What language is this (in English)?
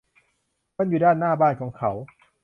Thai